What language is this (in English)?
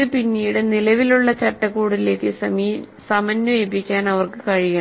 Malayalam